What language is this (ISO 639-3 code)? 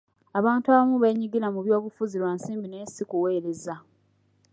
lug